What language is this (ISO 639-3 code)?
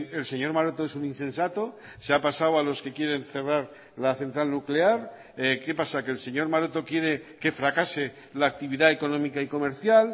spa